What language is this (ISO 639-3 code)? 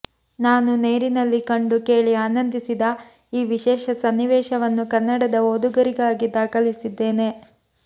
kan